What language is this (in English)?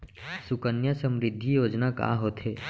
Chhattisgarhi